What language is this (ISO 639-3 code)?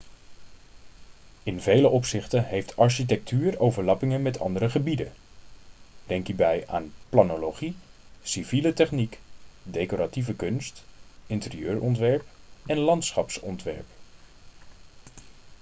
nld